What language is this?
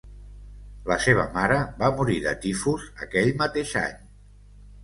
Catalan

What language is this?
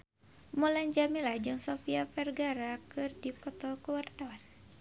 Sundanese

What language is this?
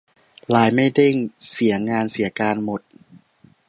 Thai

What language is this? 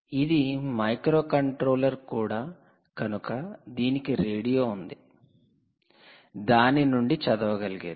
Telugu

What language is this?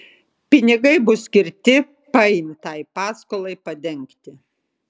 Lithuanian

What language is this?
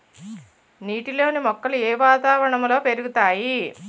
Telugu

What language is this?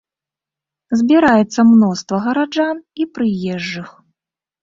Belarusian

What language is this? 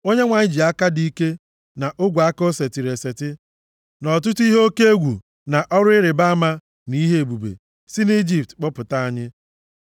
Igbo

